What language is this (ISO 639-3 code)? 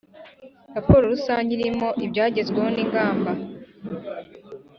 kin